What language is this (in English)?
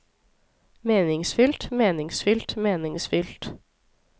Norwegian